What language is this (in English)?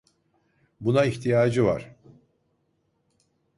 Turkish